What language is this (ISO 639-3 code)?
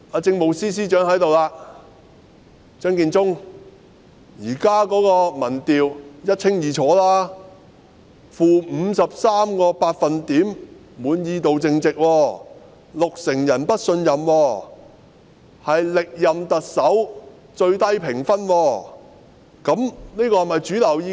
yue